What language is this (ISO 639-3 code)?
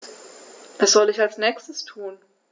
deu